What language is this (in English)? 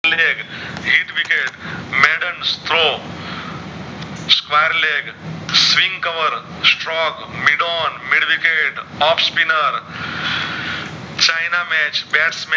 Gujarati